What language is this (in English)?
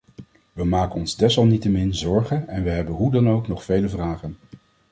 Dutch